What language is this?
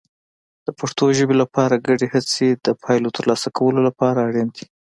Pashto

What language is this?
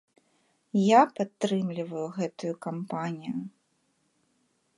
Belarusian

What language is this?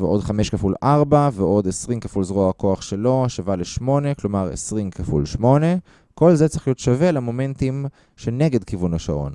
Hebrew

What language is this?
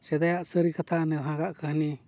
Santali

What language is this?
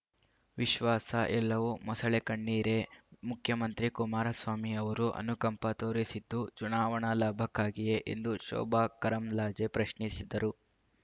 Kannada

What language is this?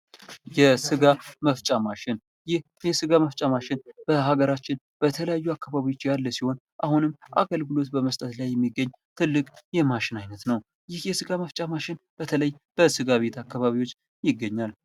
Amharic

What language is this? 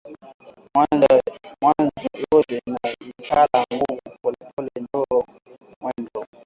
Swahili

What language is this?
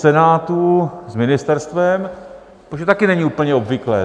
Czech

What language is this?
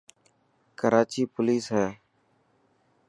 Dhatki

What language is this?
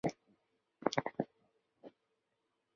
Chinese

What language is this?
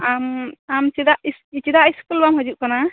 Santali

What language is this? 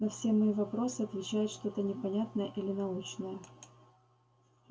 Russian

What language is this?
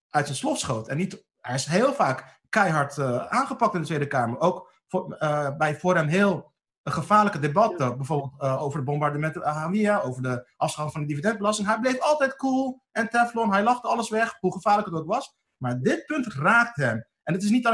Dutch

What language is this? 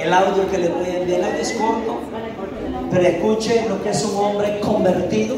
Spanish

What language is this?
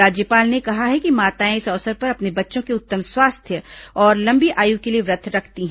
Hindi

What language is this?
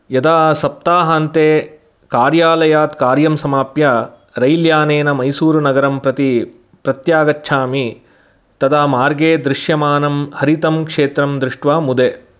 Sanskrit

